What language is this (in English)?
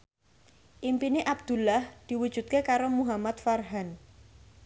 Javanese